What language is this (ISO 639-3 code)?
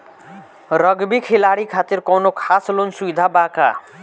bho